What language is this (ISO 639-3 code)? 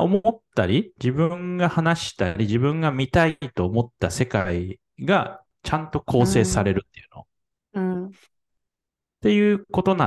jpn